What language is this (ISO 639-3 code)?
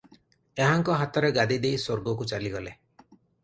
ori